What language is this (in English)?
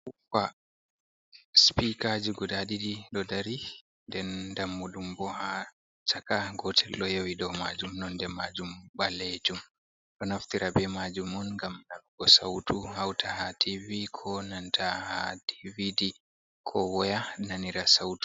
Fula